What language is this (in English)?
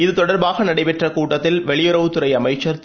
Tamil